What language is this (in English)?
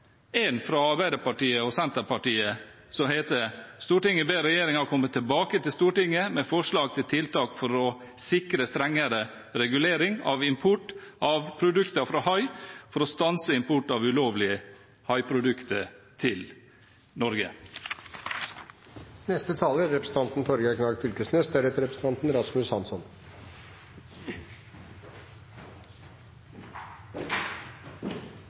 Norwegian Bokmål